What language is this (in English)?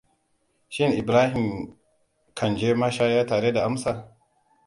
Hausa